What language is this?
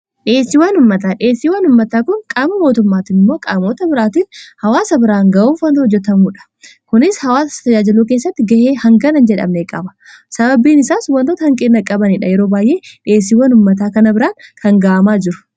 Oromo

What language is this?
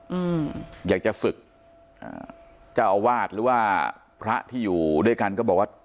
Thai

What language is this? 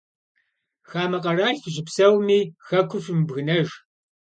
Kabardian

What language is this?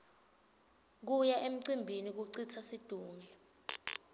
Swati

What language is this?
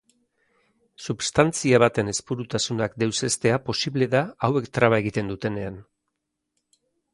Basque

